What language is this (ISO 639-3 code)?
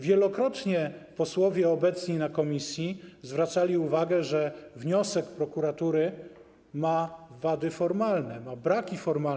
pol